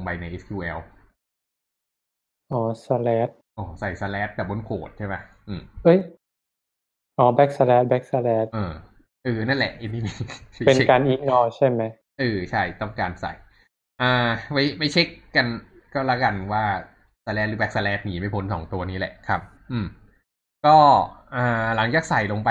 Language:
Thai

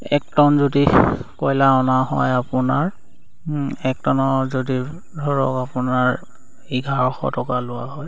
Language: Assamese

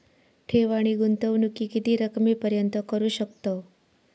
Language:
Marathi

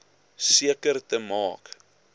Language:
Afrikaans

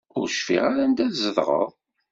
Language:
Kabyle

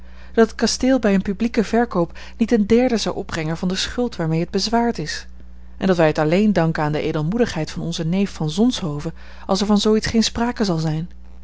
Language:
Dutch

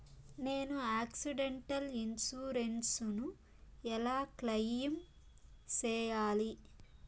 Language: Telugu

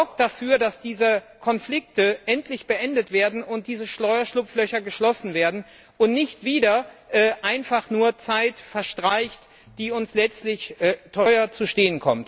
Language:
German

